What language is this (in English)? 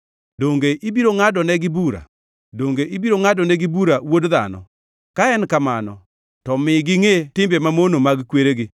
Luo (Kenya and Tanzania)